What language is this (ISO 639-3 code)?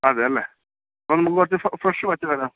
mal